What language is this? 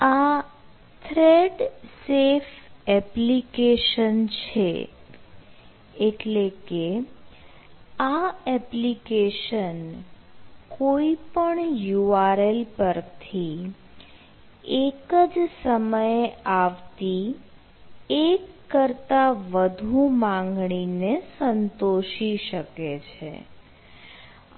Gujarati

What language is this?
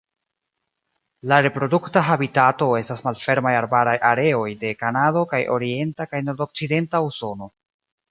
Esperanto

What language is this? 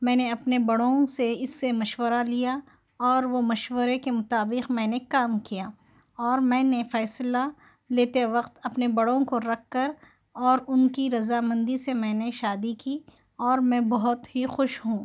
Urdu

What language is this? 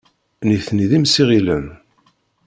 Kabyle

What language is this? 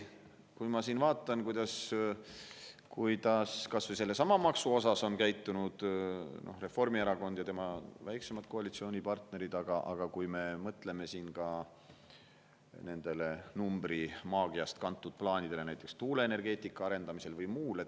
Estonian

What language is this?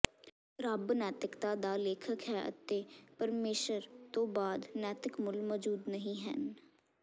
Punjabi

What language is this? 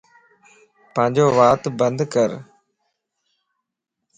Lasi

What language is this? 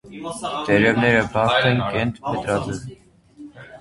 Armenian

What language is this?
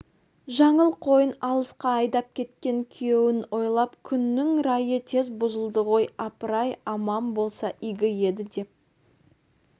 Kazakh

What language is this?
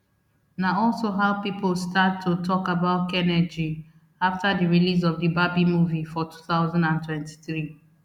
Nigerian Pidgin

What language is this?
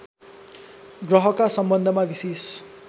Nepali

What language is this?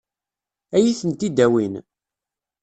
Kabyle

